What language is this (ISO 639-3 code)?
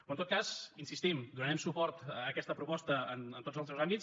cat